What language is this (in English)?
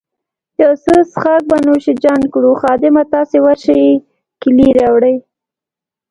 Pashto